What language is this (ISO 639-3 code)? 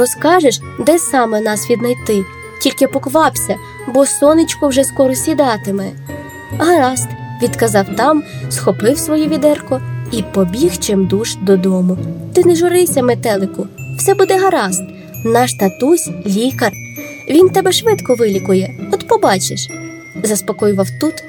ukr